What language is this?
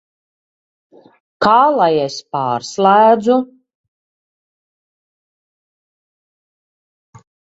Latvian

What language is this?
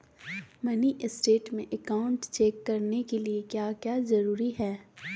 Magahi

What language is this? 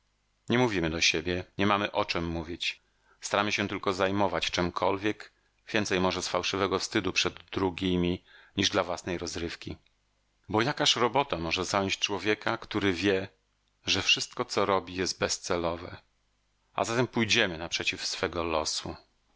Polish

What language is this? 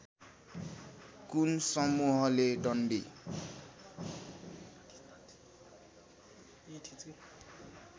Nepali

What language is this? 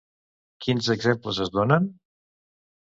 Catalan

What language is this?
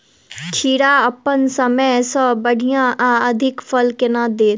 Maithili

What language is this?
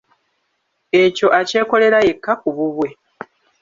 Ganda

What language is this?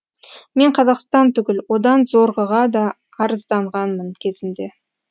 Kazakh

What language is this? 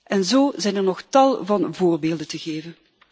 Dutch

